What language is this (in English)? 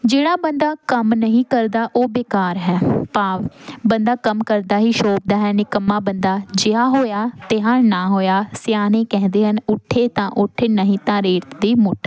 Punjabi